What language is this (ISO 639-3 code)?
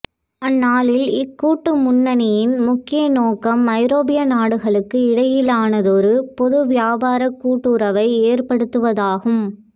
tam